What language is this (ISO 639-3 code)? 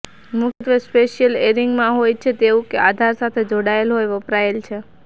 guj